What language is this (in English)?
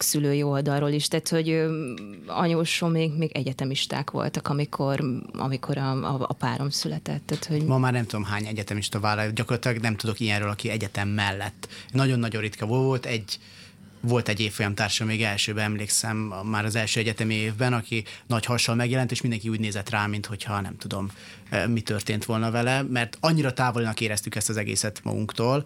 Hungarian